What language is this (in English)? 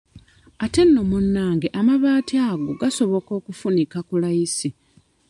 Ganda